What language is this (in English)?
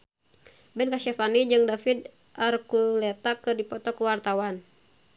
Sundanese